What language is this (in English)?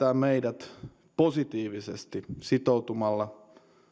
Finnish